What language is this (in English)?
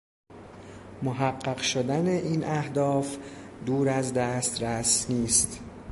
Persian